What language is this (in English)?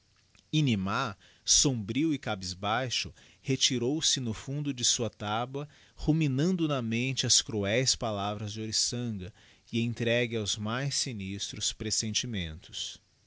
Portuguese